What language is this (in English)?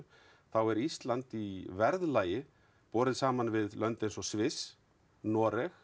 Icelandic